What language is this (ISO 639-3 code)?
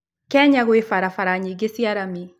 kik